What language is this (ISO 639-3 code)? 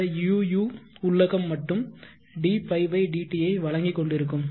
tam